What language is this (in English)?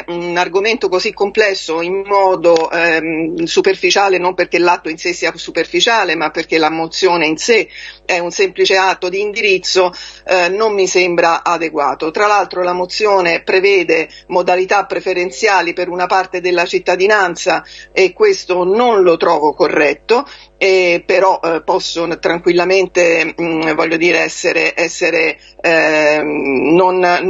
Italian